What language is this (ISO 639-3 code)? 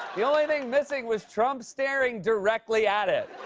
eng